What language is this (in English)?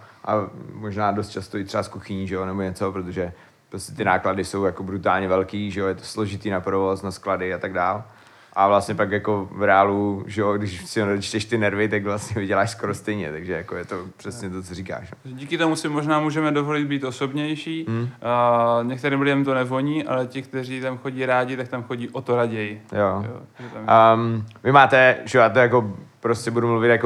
Czech